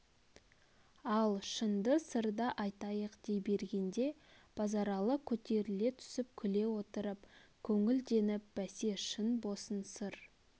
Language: Kazakh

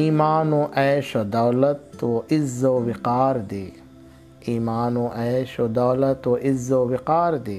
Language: Urdu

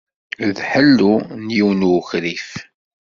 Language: Kabyle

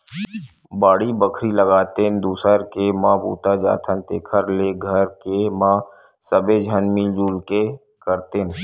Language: Chhattisgarhi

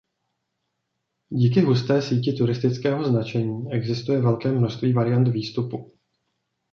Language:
Czech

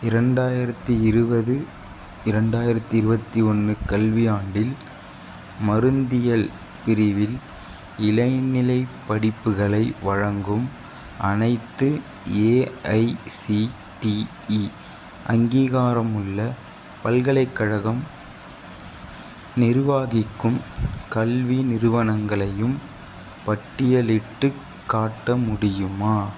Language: Tamil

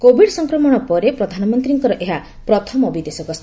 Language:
Odia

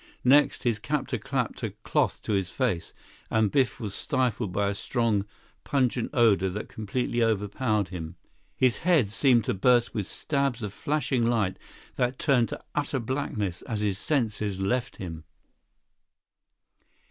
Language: English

